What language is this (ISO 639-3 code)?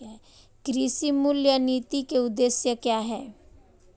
hin